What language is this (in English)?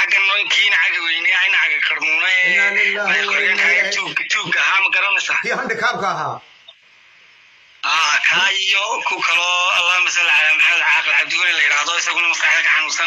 Arabic